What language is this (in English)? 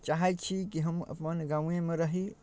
Maithili